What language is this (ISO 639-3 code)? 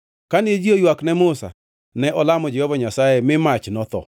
luo